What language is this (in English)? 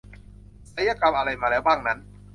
Thai